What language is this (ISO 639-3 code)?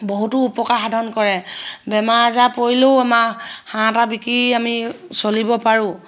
asm